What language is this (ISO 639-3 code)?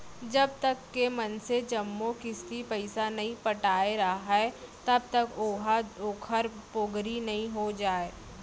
hne